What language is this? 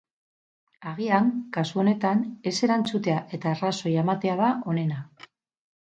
Basque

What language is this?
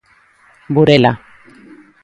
Galician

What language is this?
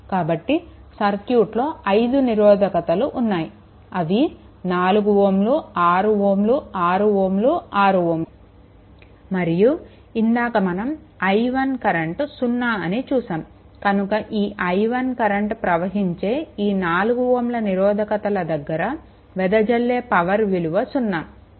Telugu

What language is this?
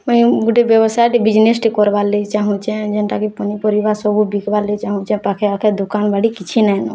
Odia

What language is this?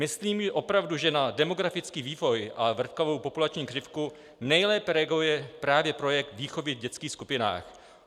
Czech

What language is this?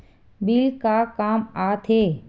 Chhattisgarhi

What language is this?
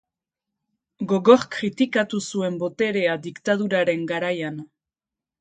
Basque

